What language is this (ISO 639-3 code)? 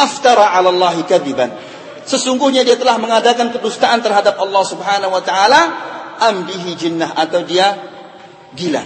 ind